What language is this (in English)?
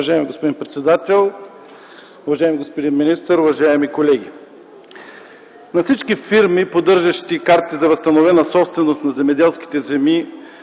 Bulgarian